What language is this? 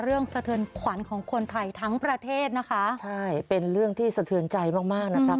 Thai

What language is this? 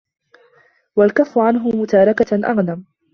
Arabic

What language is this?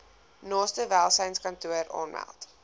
Afrikaans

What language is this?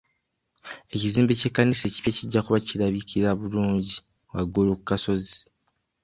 Ganda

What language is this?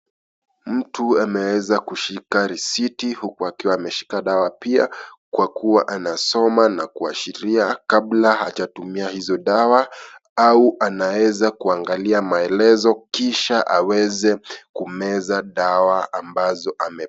Swahili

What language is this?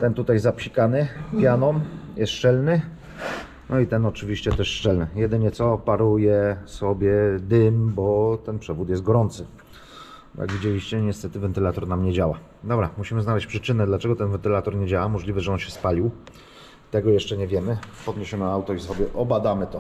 Polish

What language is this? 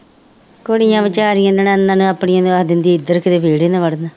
Punjabi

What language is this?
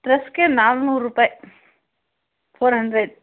Kannada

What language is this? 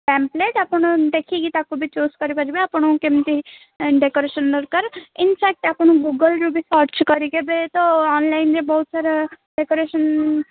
Odia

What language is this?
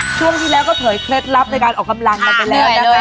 Thai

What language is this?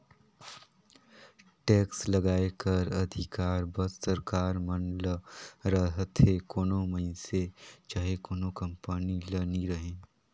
Chhattisgarhi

